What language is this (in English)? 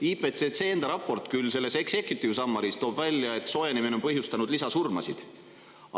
Estonian